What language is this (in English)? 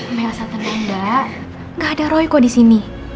Indonesian